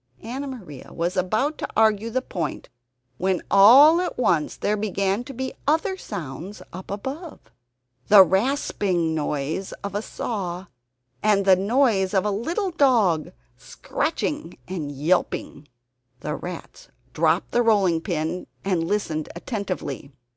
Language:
English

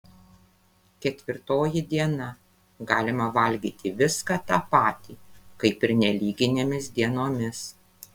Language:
Lithuanian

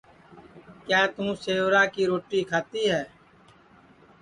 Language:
Sansi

